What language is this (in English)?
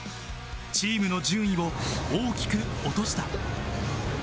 Japanese